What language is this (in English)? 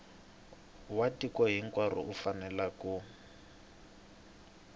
Tsonga